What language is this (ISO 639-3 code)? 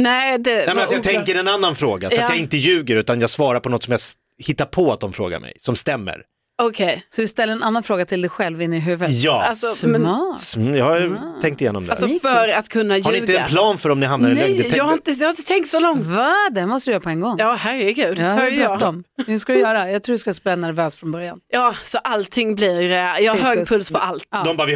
swe